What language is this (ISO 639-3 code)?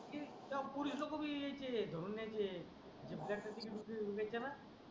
mar